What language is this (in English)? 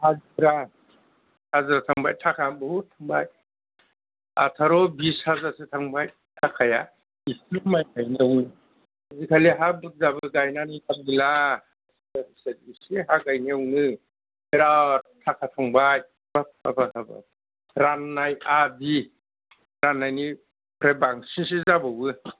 Bodo